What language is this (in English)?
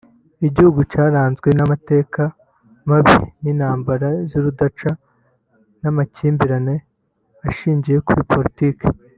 Kinyarwanda